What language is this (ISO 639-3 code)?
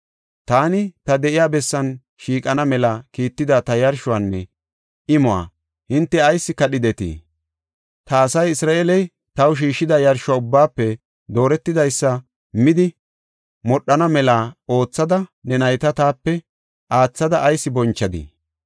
gof